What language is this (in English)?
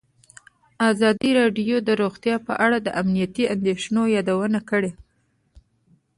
Pashto